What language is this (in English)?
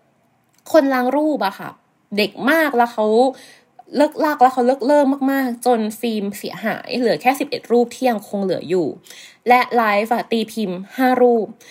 Thai